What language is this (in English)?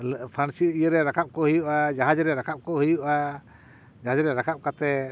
Santali